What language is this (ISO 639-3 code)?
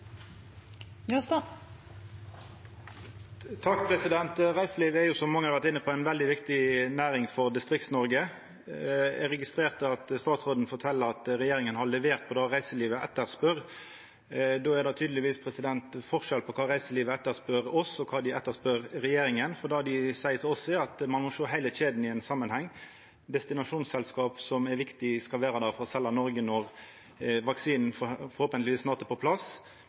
nno